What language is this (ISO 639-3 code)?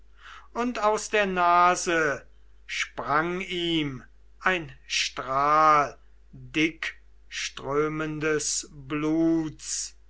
deu